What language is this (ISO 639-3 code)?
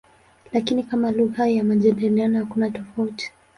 swa